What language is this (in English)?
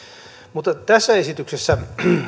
Finnish